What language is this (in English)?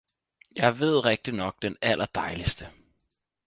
Danish